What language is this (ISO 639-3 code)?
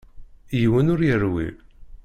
kab